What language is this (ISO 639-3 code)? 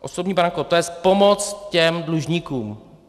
ces